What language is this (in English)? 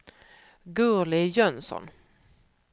Swedish